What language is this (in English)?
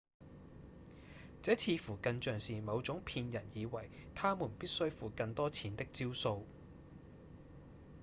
Cantonese